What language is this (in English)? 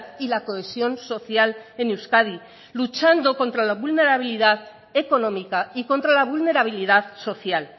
Spanish